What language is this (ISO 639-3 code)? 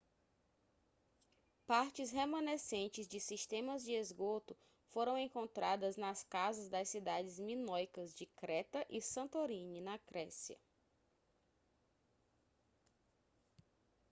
por